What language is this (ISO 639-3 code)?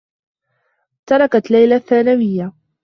ara